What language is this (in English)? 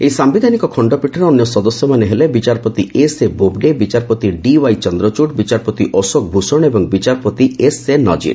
Odia